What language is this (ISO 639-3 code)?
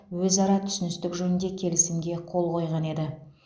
kaz